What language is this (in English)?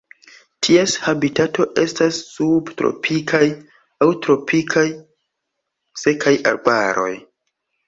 Esperanto